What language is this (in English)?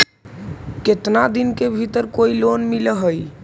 Magahi